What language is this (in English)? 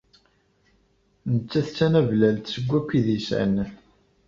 Kabyle